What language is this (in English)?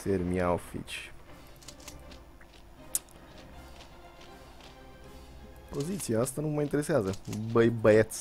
Romanian